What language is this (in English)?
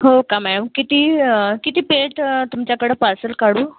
Marathi